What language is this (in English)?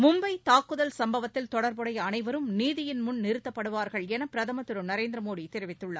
Tamil